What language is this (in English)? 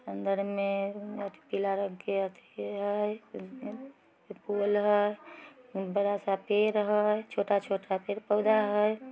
Magahi